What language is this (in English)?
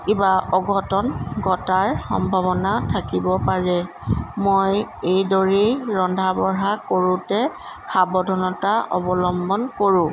Assamese